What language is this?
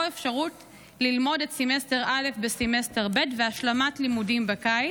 Hebrew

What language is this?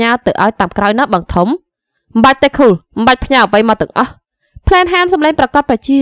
Vietnamese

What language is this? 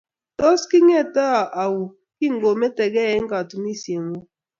Kalenjin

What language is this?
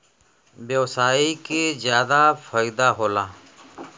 Bhojpuri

